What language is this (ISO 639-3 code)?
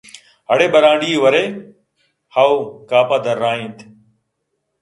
bgp